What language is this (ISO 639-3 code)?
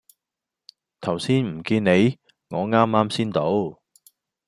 yue